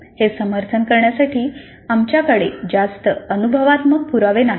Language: Marathi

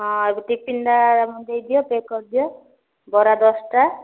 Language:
Odia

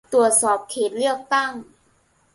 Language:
Thai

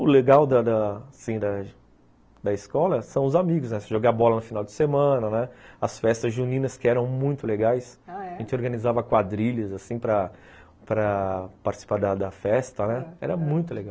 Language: Portuguese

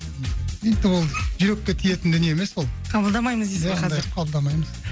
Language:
Kazakh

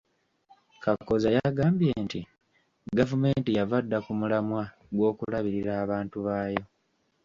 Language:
Ganda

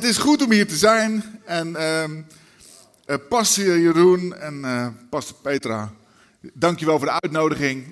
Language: Dutch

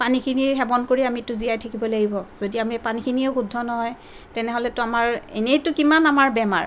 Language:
Assamese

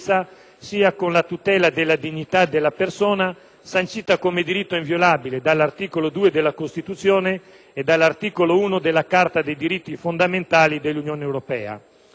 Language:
Italian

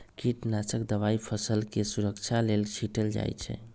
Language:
Magahi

